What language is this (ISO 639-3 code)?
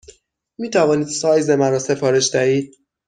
fas